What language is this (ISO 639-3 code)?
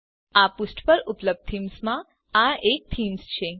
guj